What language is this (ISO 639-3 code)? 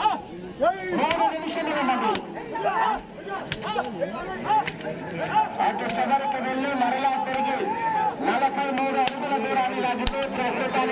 ind